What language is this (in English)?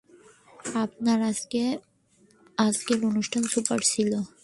Bangla